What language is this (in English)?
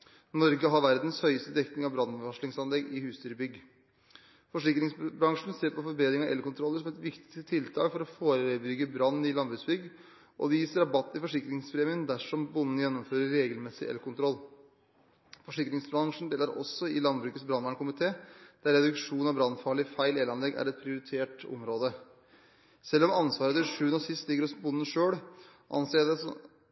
Norwegian Bokmål